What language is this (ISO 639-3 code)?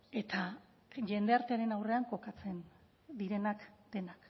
eus